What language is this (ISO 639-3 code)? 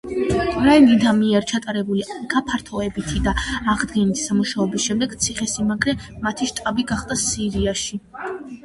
kat